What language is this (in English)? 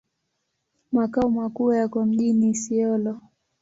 Swahili